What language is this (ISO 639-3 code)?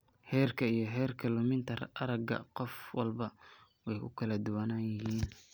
som